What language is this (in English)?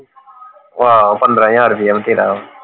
Punjabi